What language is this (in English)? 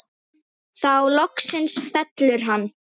Icelandic